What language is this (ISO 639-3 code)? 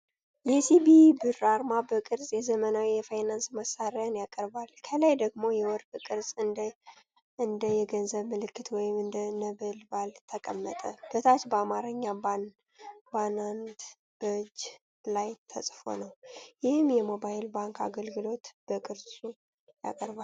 amh